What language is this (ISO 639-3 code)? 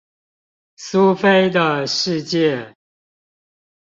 zho